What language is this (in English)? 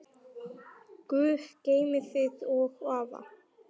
Icelandic